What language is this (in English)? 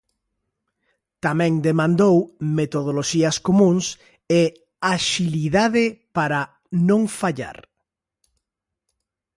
Galician